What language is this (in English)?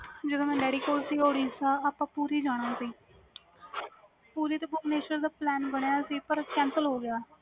Punjabi